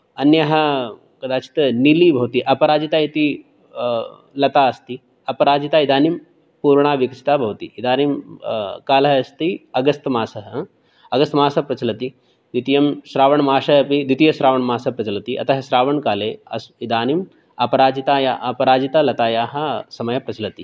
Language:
Sanskrit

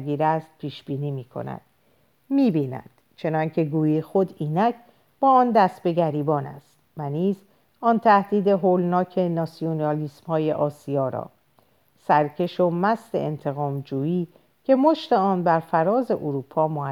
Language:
Persian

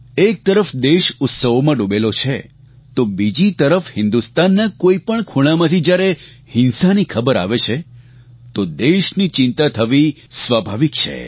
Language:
Gujarati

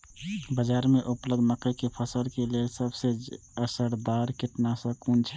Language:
Maithili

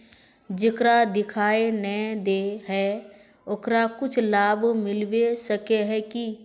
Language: Magahi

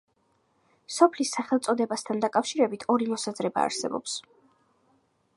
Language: Georgian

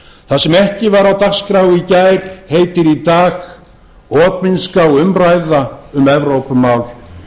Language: Icelandic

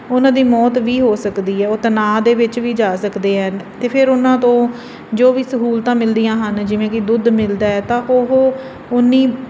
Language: Punjabi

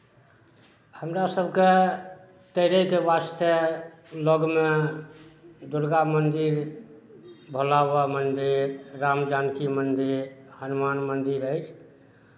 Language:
Maithili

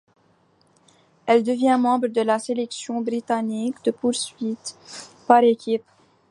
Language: French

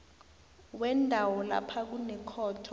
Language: South Ndebele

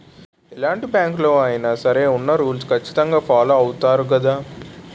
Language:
Telugu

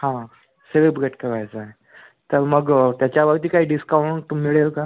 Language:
Marathi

